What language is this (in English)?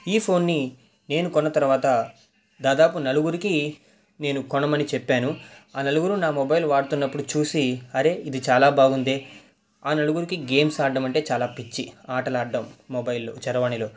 Telugu